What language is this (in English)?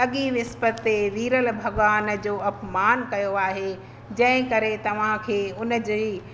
Sindhi